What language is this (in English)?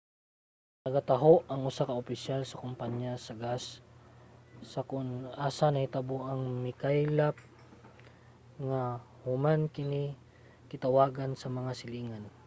Cebuano